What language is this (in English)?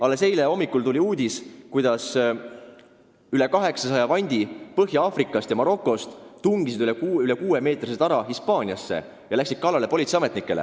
Estonian